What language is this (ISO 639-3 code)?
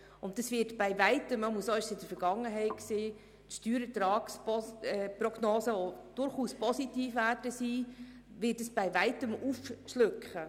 gsw